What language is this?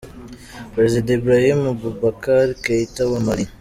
Kinyarwanda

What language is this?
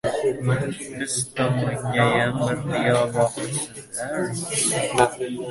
Uzbek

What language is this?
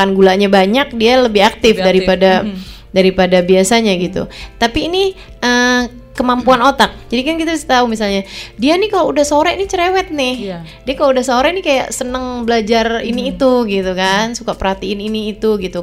Indonesian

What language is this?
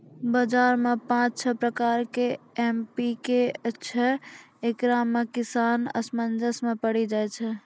Maithili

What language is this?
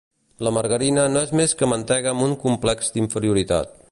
Catalan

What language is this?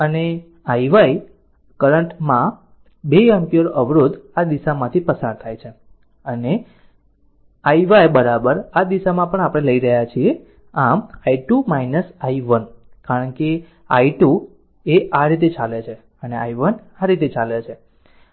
Gujarati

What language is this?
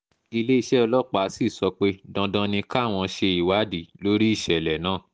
Yoruba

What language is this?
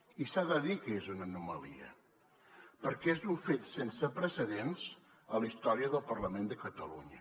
Catalan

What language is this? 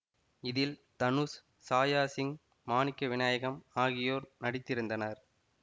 Tamil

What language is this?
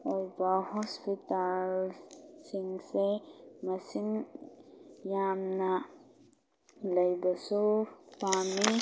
Manipuri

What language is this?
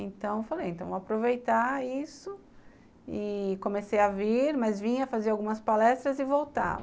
Portuguese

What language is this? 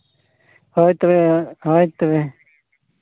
Santali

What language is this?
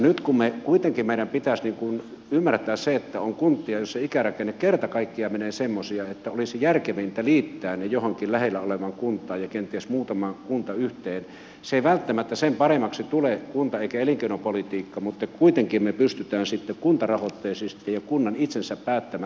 Finnish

